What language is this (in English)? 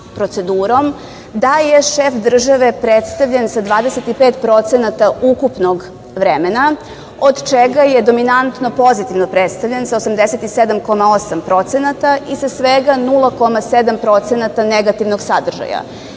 Serbian